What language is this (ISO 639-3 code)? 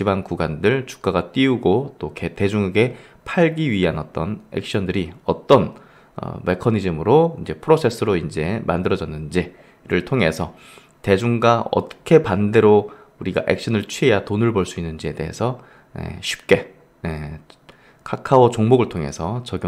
kor